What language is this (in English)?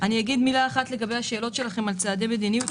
Hebrew